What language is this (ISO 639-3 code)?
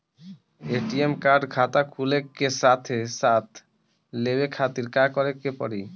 bho